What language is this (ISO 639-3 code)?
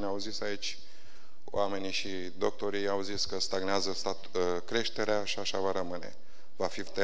ron